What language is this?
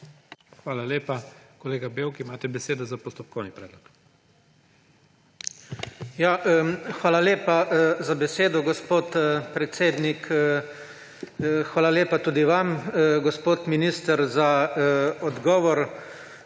Slovenian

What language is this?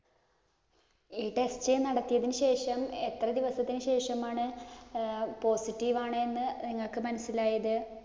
Malayalam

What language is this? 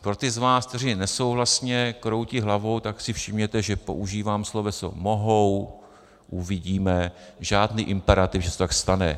Czech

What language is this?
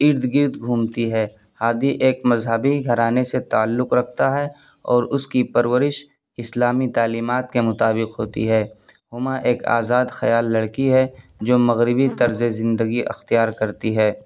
Urdu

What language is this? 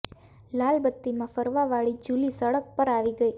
Gujarati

